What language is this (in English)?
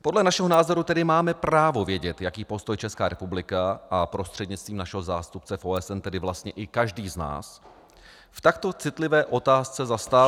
Czech